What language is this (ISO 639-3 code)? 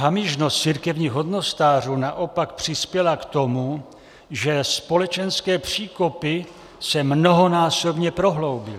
ces